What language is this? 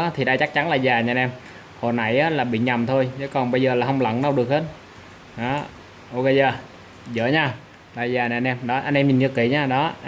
Vietnamese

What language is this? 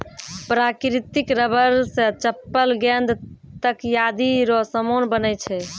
Maithili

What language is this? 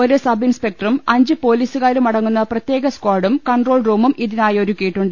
Malayalam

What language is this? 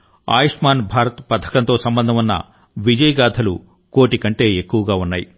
Telugu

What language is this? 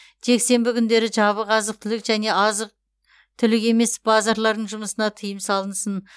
Kazakh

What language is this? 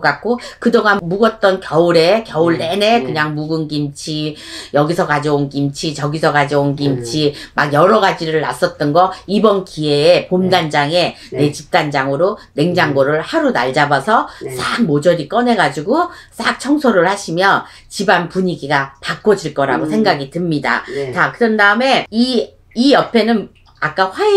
Korean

